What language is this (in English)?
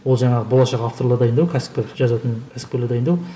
Kazakh